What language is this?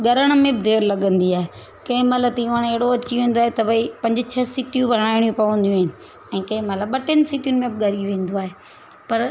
Sindhi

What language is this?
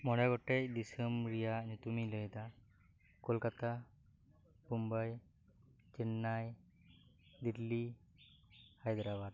Santali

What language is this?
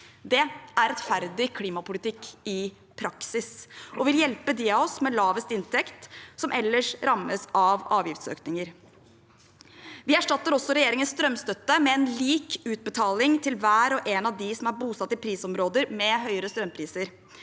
Norwegian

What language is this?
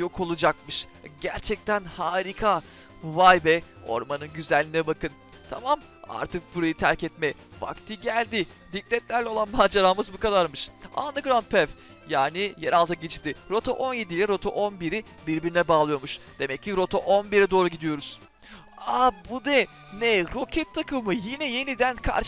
Turkish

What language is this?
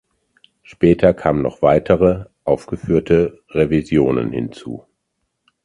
German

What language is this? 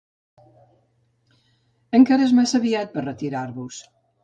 Catalan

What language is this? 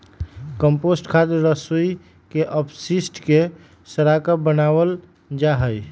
Magahi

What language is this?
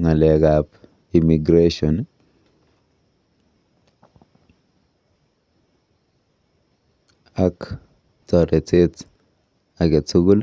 Kalenjin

